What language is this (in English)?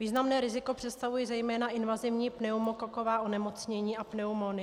Czech